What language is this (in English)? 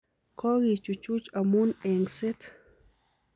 Kalenjin